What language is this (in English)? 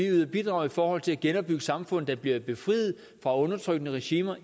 Danish